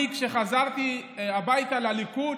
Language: Hebrew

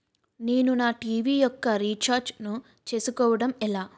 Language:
Telugu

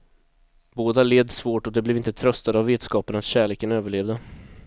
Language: Swedish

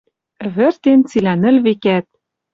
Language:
Western Mari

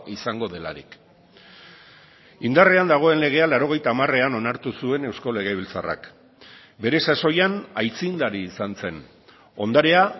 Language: Basque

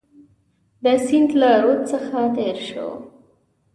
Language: Pashto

